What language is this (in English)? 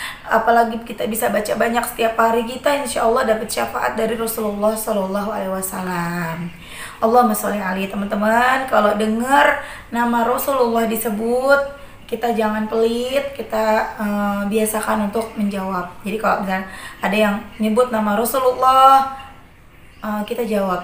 Indonesian